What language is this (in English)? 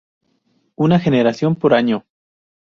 Spanish